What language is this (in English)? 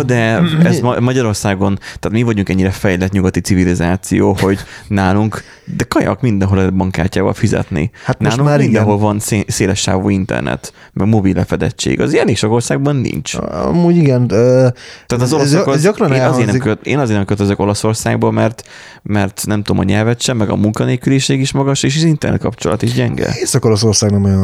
Hungarian